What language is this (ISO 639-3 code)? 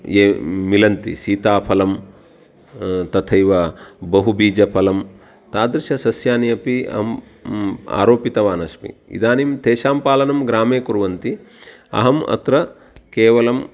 san